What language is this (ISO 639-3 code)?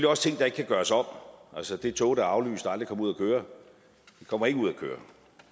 dan